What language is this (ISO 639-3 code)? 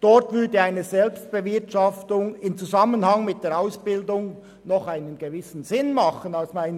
gsw